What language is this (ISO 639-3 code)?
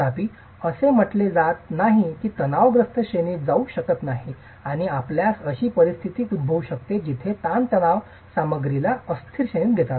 mar